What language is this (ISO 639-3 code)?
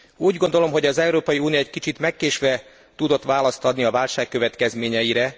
hun